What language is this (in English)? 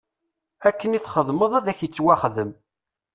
Kabyle